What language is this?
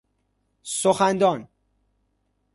Persian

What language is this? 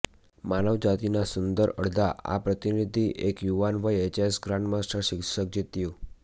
Gujarati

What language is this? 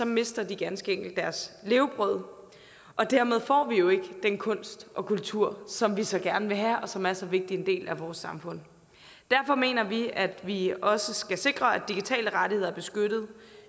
Danish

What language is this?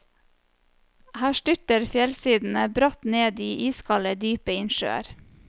Norwegian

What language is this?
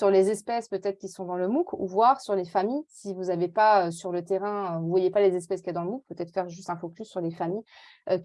French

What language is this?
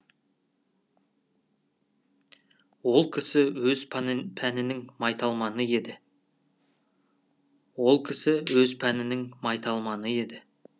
Kazakh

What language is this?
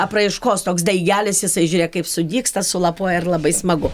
Lithuanian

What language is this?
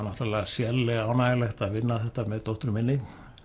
Icelandic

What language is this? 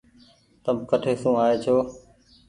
Goaria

